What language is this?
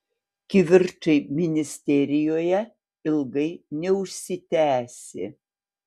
Lithuanian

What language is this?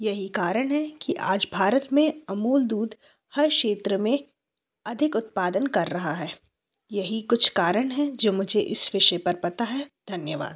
Hindi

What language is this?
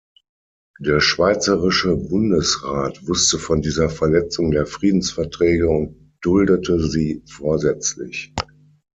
German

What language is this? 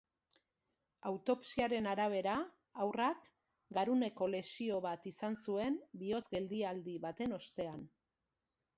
Basque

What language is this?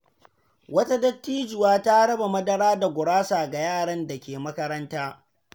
Hausa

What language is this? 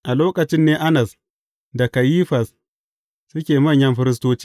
Hausa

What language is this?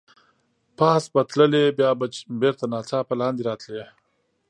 Pashto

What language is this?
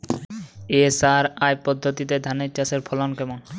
Bangla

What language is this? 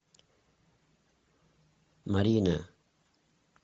Russian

